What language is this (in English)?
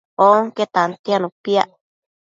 Matsés